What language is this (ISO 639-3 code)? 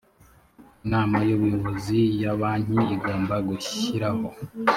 kin